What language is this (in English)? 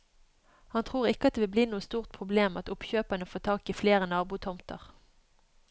Norwegian